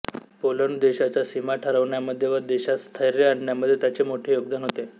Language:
Marathi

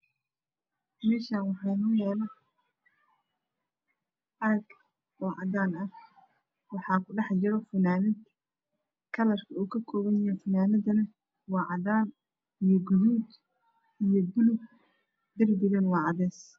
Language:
Somali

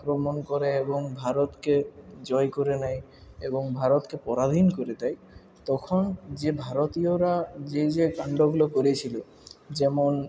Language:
Bangla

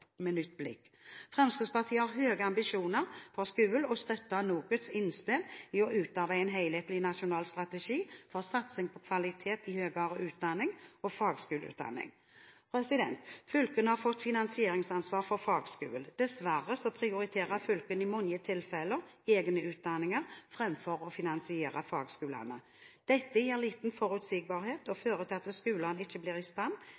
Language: Norwegian Bokmål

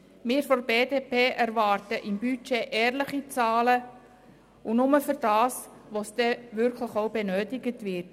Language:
Swiss German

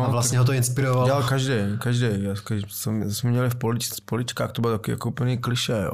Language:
Czech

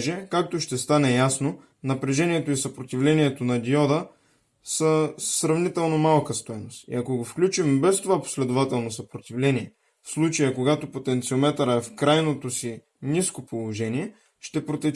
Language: Bulgarian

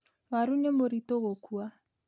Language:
Kikuyu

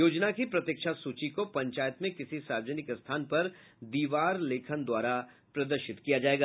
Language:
Hindi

